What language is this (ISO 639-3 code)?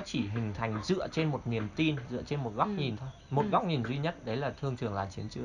vie